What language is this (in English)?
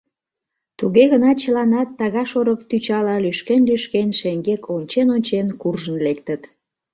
Mari